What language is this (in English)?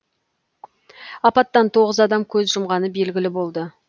Kazakh